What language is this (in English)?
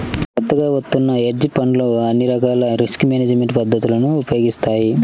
Telugu